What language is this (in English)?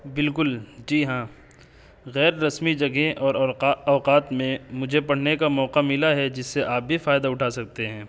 Urdu